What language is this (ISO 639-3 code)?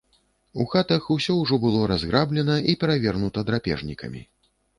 bel